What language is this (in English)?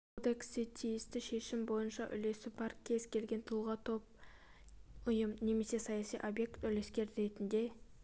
Kazakh